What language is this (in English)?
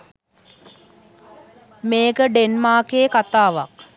Sinhala